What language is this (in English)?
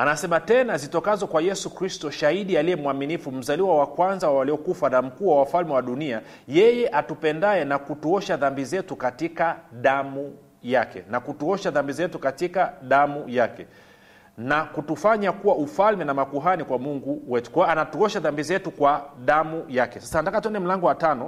Swahili